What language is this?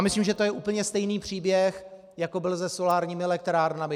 Czech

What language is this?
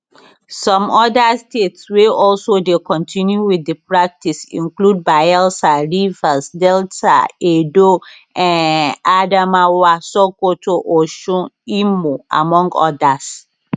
Nigerian Pidgin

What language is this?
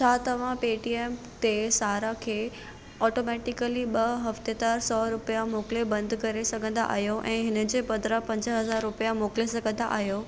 Sindhi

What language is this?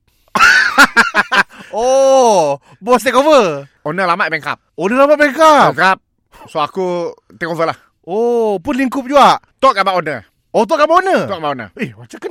Malay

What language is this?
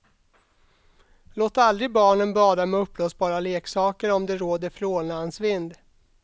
Swedish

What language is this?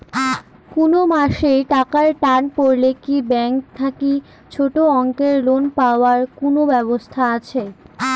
Bangla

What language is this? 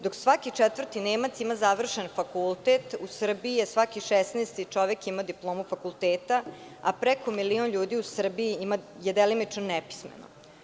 Serbian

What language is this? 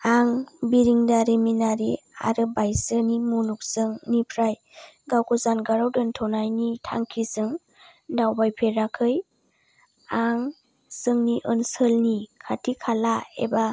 Bodo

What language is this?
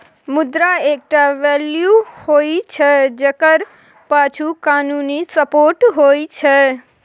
Maithili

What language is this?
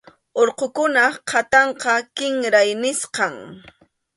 Arequipa-La Unión Quechua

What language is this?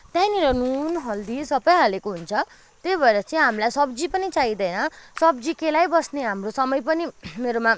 Nepali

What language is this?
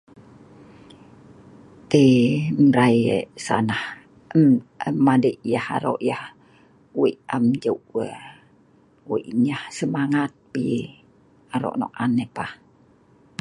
Sa'ban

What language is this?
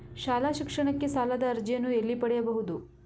Kannada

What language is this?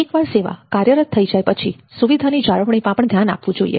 Gujarati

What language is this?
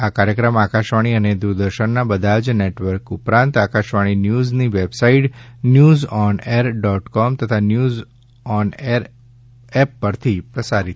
Gujarati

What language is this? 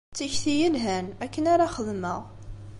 Kabyle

